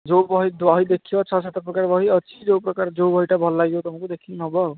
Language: Odia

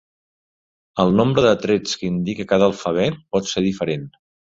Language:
Catalan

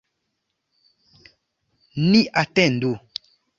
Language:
Esperanto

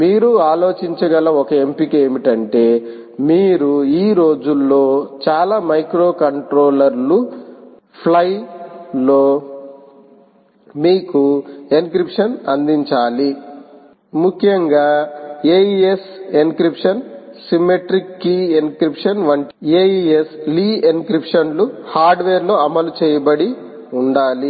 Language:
Telugu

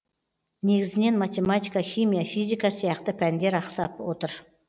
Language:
Kazakh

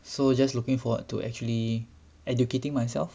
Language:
English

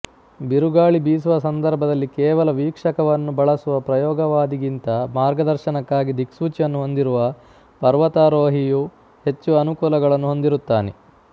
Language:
Kannada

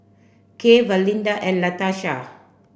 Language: English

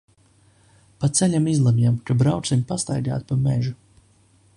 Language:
Latvian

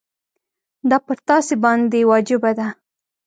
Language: Pashto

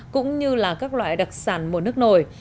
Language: Vietnamese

